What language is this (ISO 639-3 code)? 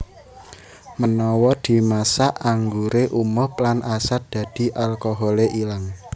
jav